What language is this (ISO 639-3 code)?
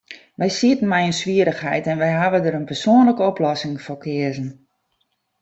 fry